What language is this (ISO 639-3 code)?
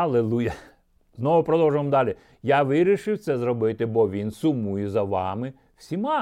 ukr